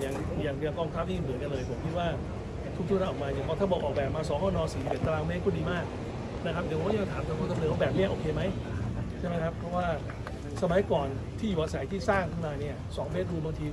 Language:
Thai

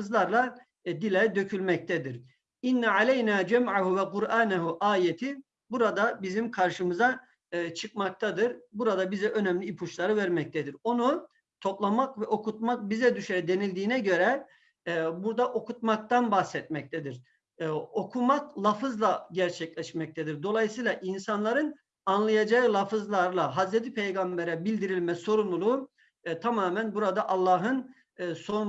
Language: Turkish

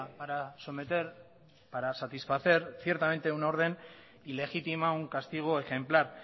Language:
Spanish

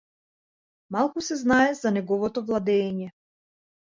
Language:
Macedonian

